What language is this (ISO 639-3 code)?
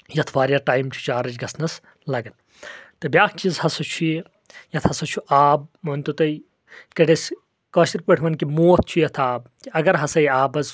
kas